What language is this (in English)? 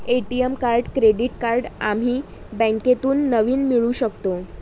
Marathi